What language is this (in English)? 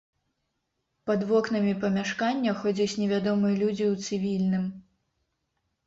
Belarusian